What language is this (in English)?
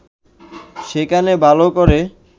Bangla